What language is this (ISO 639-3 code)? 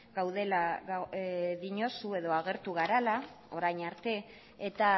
eus